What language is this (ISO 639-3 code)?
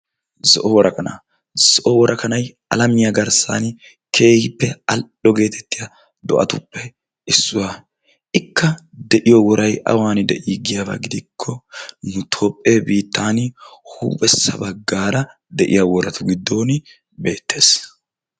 wal